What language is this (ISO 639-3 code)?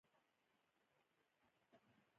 pus